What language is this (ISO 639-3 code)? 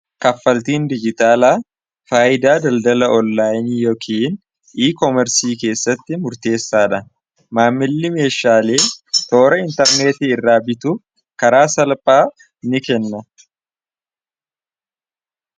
orm